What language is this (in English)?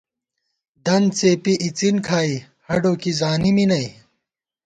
Gawar-Bati